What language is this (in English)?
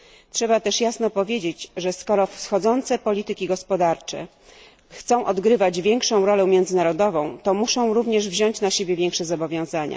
Polish